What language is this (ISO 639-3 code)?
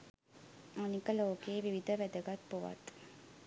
sin